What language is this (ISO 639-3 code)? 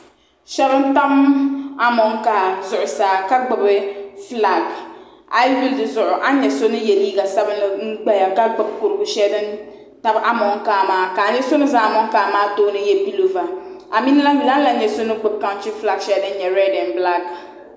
dag